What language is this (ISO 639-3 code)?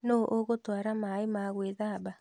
kik